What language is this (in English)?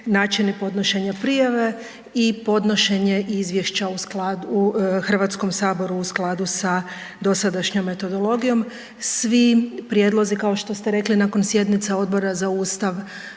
Croatian